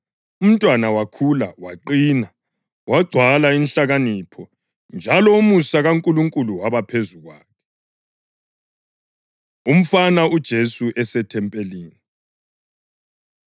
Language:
North Ndebele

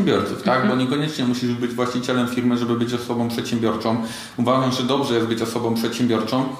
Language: Polish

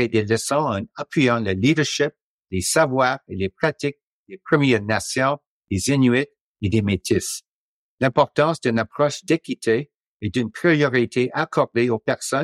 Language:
French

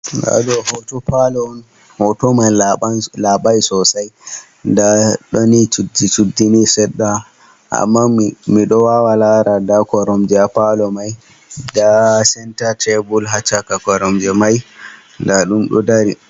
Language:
Fula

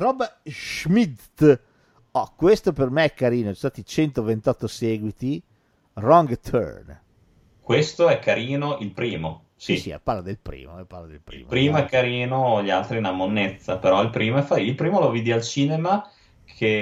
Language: Italian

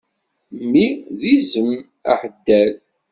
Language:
Kabyle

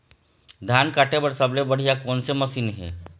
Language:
Chhattisgarhi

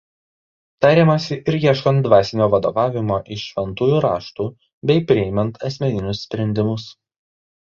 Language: Lithuanian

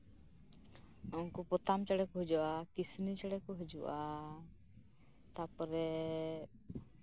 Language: Santali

